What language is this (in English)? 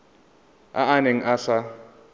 Tswana